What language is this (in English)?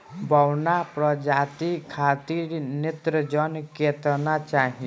Bhojpuri